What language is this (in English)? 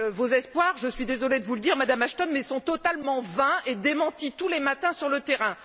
French